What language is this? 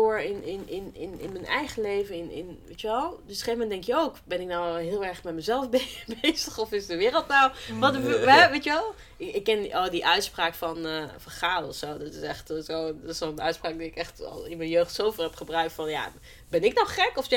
Dutch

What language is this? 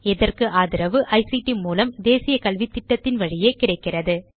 Tamil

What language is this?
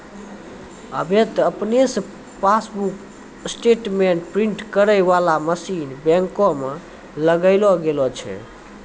Maithili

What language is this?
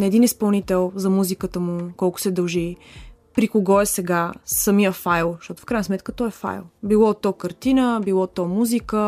Bulgarian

